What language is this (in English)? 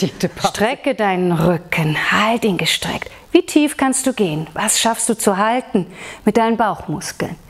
German